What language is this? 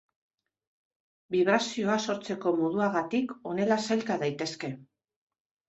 Basque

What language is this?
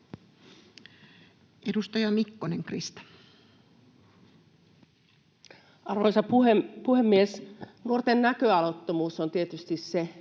Finnish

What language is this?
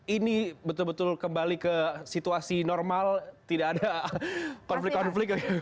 Indonesian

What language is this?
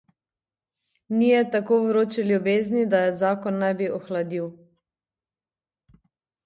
Slovenian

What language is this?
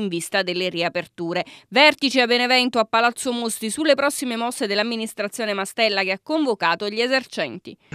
Italian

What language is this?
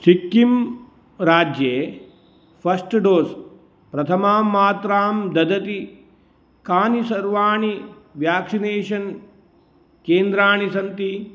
Sanskrit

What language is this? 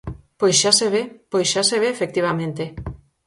Galician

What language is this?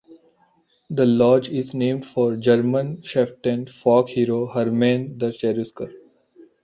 English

